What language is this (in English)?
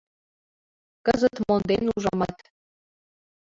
Mari